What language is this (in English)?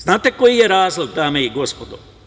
Serbian